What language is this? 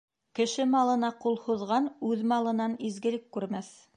Bashkir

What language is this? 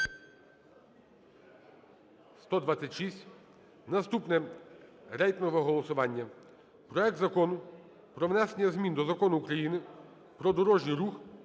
Ukrainian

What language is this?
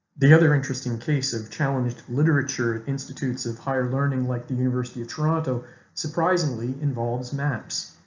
English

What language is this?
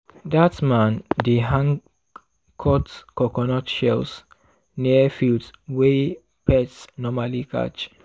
Nigerian Pidgin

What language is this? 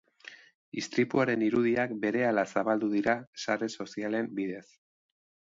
Basque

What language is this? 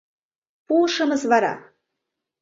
Mari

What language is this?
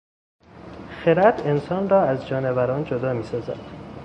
Persian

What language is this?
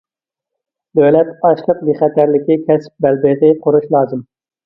Uyghur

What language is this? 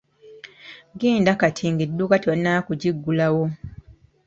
Ganda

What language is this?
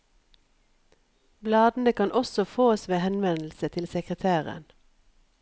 Norwegian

